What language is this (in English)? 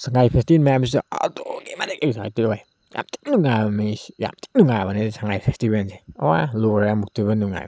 Manipuri